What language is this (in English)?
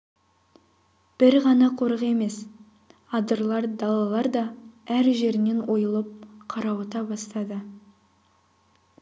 Kazakh